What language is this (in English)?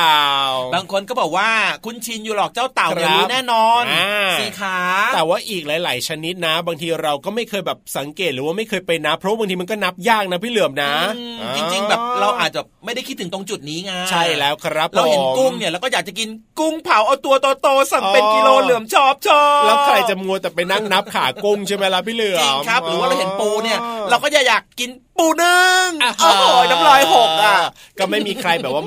Thai